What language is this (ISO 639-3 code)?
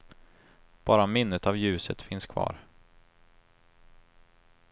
swe